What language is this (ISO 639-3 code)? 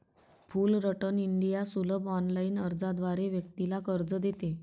mar